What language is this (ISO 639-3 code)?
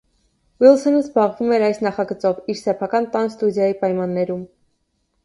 hye